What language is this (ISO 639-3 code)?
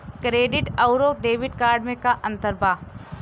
bho